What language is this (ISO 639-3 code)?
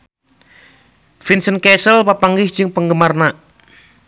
sun